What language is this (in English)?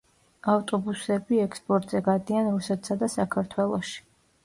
Georgian